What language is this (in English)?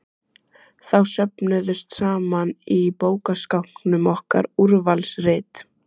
Icelandic